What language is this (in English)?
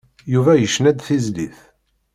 Kabyle